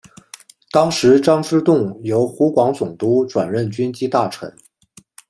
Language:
Chinese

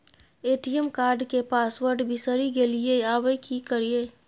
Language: Maithili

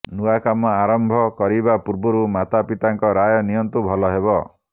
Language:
Odia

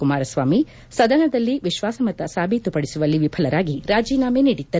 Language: Kannada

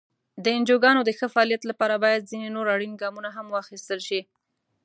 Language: Pashto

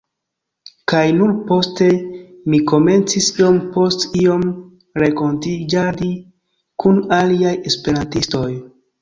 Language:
Esperanto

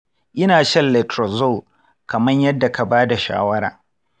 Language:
Hausa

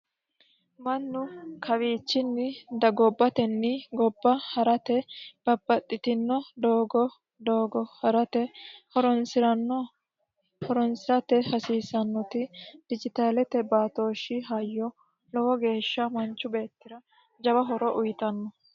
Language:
Sidamo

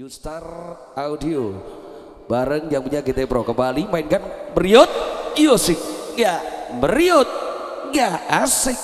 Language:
Indonesian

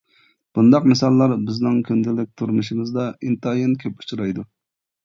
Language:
Uyghur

